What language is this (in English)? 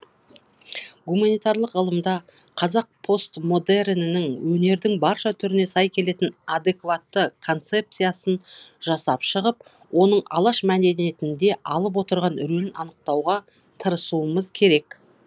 Kazakh